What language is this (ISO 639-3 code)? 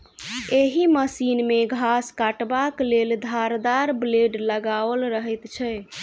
mai